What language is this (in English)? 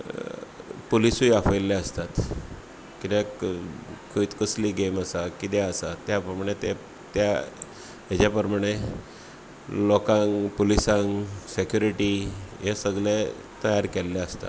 Konkani